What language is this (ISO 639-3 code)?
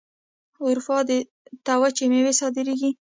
pus